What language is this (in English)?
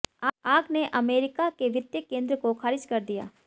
Hindi